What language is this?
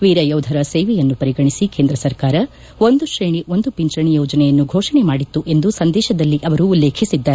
Kannada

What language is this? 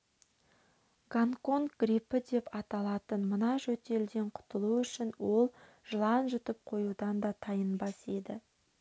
Kazakh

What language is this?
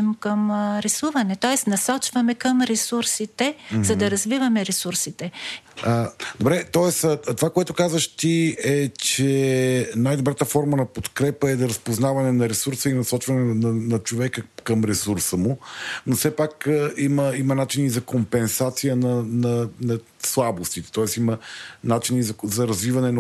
Bulgarian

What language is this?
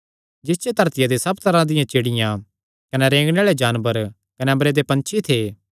Kangri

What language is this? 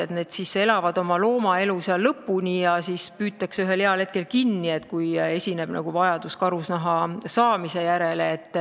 Estonian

